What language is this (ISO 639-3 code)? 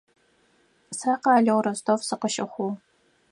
ady